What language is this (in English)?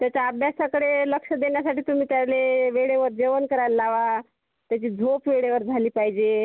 Marathi